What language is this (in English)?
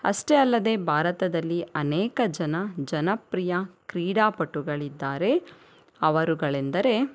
Kannada